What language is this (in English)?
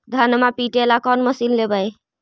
Magahi